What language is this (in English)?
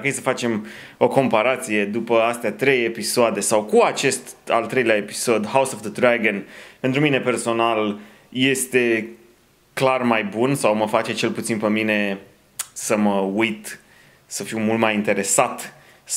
Romanian